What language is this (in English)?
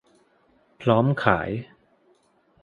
Thai